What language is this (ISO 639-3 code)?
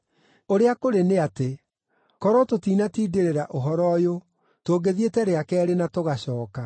kik